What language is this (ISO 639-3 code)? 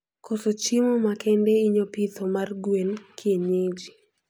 luo